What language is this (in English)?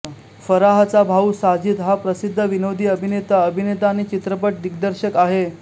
Marathi